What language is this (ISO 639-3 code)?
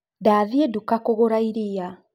kik